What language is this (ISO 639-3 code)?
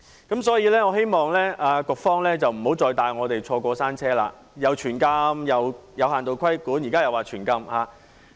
yue